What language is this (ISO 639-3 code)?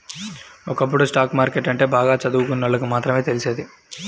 tel